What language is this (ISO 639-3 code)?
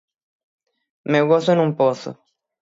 glg